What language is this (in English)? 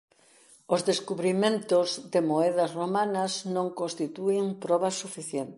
Galician